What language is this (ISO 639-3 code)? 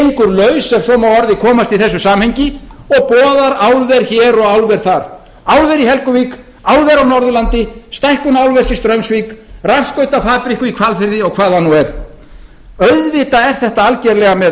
isl